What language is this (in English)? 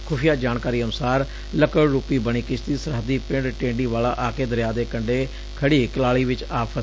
Punjabi